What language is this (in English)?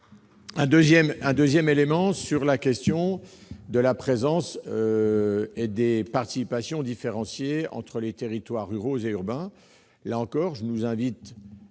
French